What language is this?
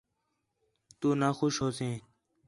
Khetrani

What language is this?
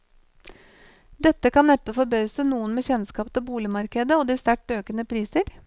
Norwegian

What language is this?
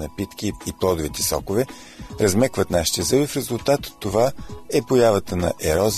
Bulgarian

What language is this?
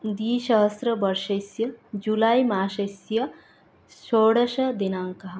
Sanskrit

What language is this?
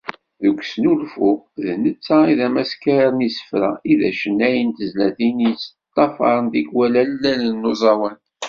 Kabyle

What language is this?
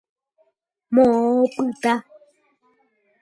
Guarani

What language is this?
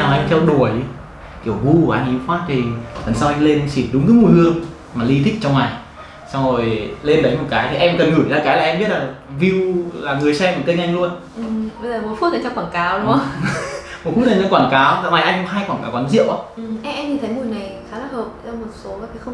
Vietnamese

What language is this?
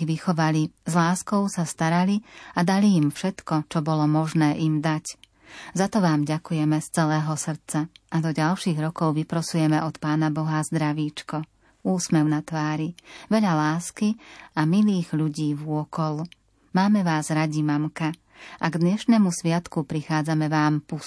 Slovak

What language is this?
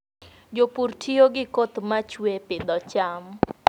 Luo (Kenya and Tanzania)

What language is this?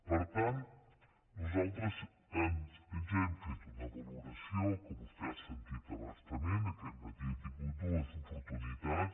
Catalan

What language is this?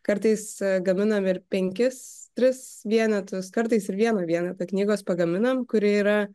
Lithuanian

